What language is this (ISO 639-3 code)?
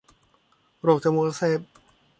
tha